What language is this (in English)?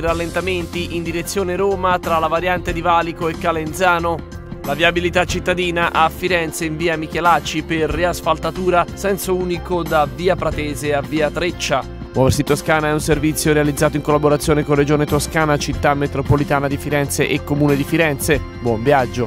Italian